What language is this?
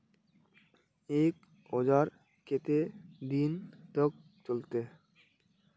Magahi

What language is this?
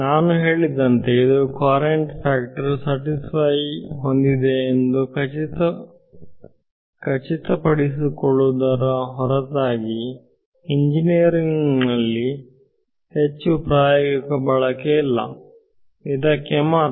Kannada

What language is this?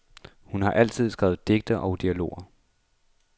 Danish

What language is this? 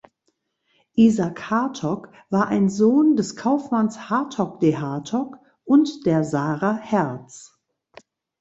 German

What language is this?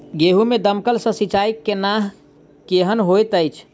Maithili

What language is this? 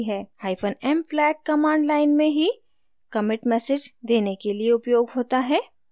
Hindi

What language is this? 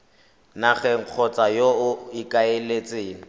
Tswana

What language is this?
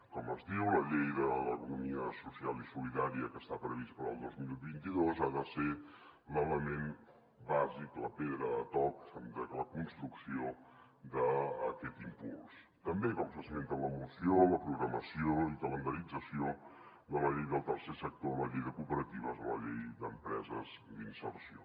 Catalan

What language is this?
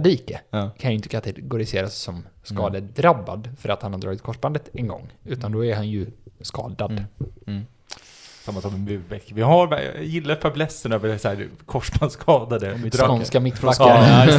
Swedish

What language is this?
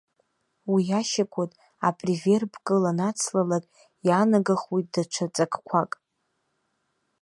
Abkhazian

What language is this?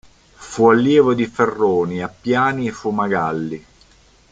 Italian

